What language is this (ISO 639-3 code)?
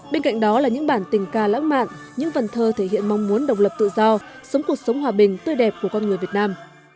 vie